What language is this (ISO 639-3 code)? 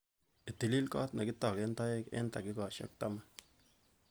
kln